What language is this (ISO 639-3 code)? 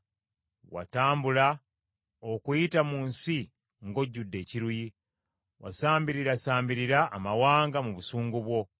lug